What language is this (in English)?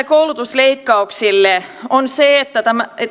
Finnish